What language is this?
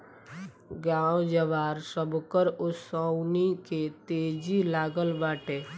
Bhojpuri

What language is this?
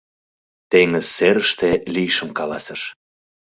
Mari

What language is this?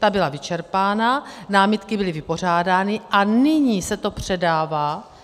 Czech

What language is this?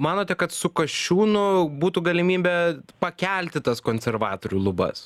Lithuanian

